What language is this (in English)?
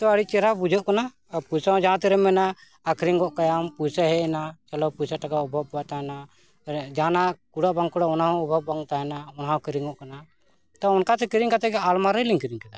Santali